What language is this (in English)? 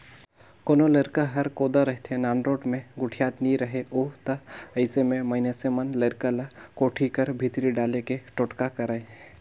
Chhattisgarhi